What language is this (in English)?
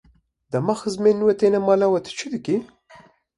Kurdish